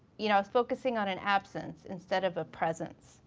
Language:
English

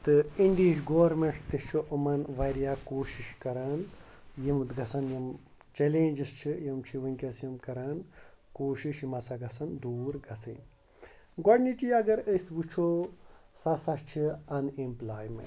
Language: Kashmiri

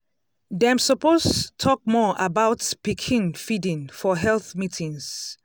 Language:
Nigerian Pidgin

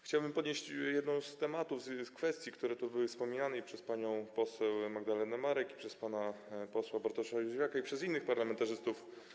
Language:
Polish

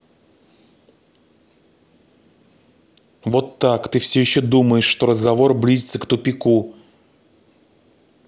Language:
Russian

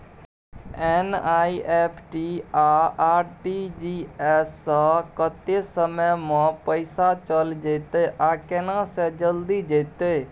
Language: Maithili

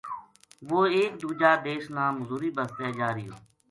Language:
Gujari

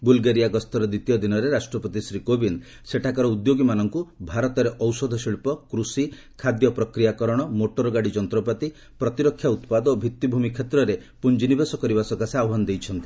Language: Odia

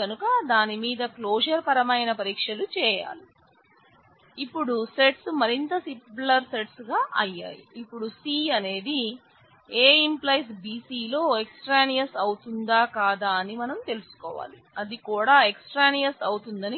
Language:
Telugu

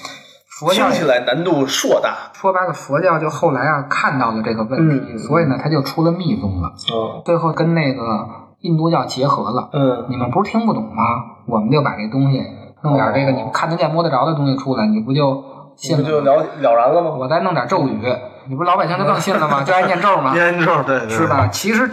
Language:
Chinese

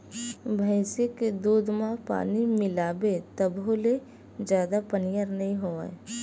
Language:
Chhattisgarhi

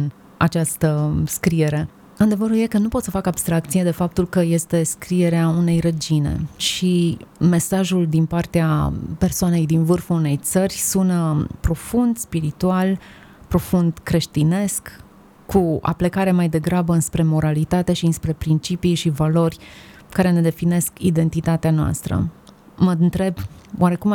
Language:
Romanian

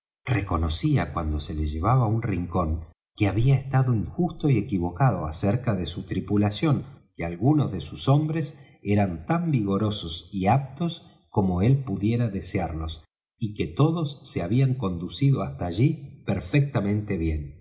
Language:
Spanish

